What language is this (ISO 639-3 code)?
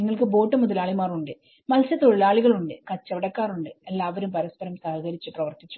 mal